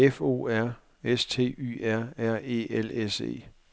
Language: Danish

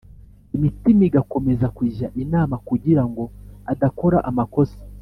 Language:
Kinyarwanda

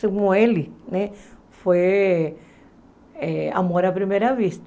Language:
Portuguese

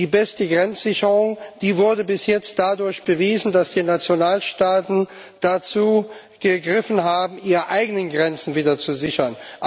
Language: German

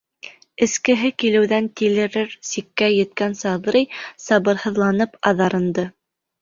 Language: Bashkir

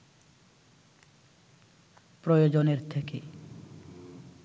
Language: Bangla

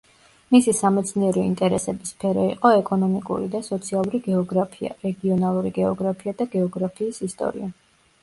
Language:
Georgian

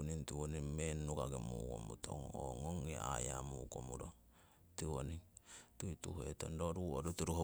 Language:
Siwai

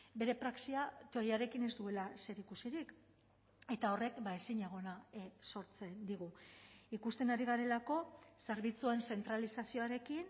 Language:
Basque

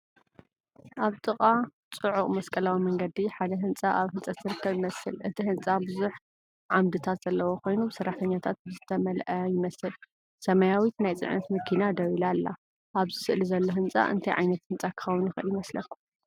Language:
Tigrinya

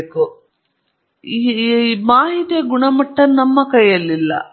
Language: Kannada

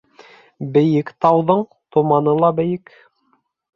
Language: Bashkir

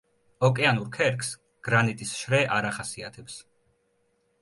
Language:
Georgian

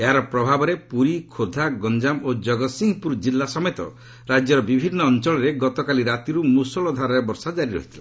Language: Odia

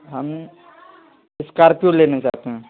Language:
Urdu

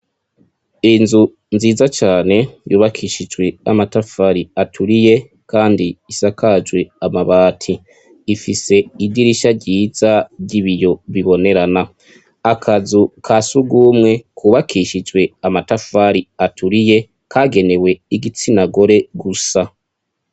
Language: Rundi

